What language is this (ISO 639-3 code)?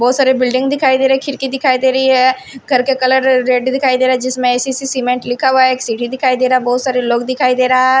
hin